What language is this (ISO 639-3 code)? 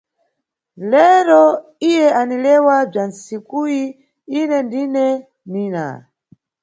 nyu